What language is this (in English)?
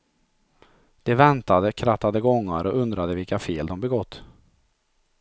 Swedish